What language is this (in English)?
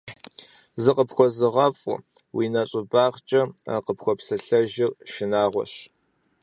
Kabardian